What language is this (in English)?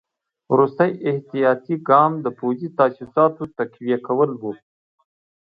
Pashto